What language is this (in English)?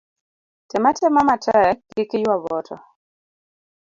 Luo (Kenya and Tanzania)